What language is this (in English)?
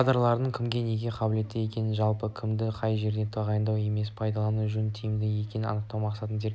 Kazakh